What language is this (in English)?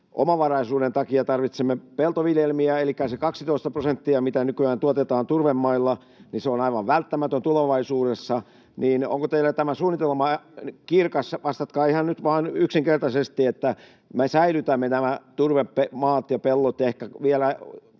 Finnish